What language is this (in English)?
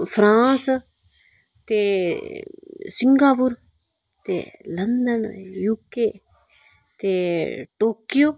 Dogri